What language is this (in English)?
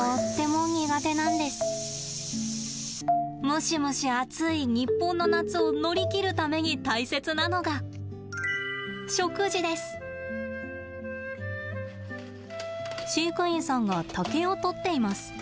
Japanese